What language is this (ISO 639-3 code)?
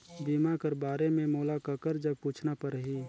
hne